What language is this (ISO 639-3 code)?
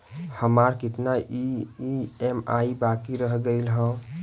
bho